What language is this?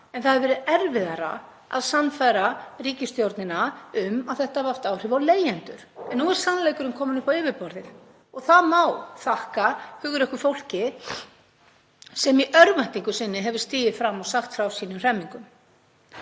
Icelandic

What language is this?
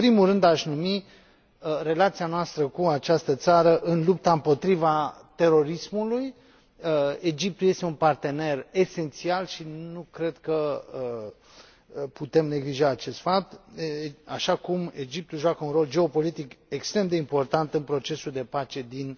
Romanian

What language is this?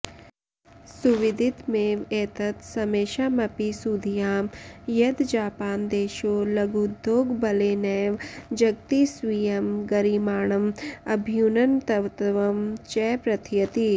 Sanskrit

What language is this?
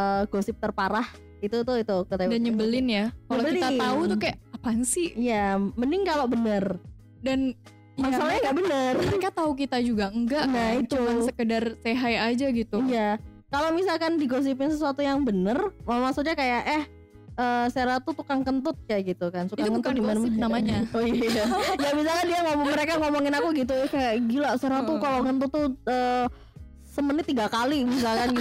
Indonesian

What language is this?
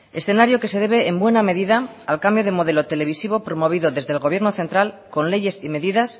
Spanish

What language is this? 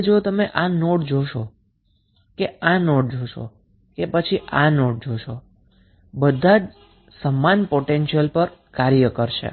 Gujarati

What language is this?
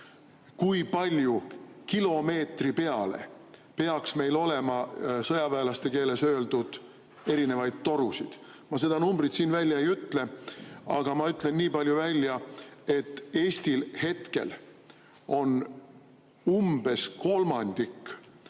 Estonian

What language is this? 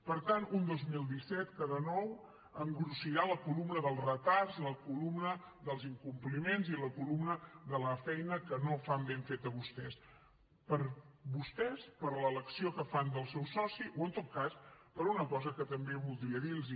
Catalan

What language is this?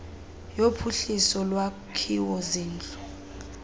Xhosa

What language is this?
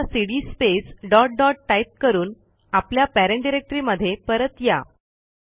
Marathi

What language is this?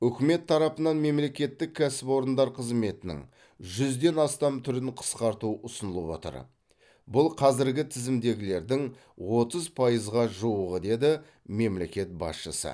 Kazakh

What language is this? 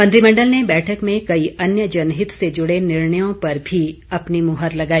Hindi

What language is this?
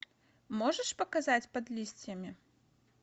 Russian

